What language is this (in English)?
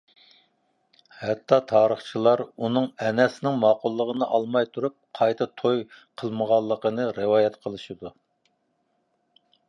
Uyghur